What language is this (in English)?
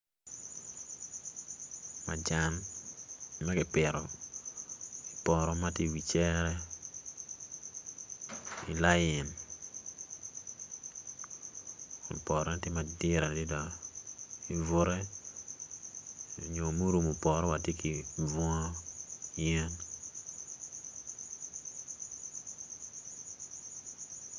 Acoli